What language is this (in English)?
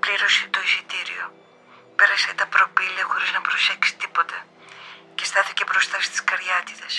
Greek